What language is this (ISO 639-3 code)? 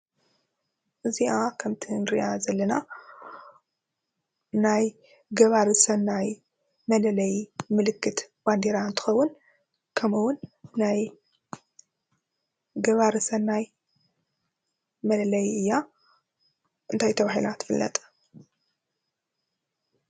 tir